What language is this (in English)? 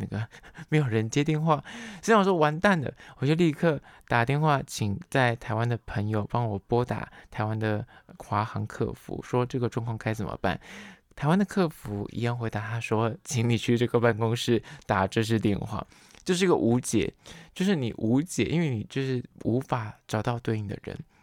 Chinese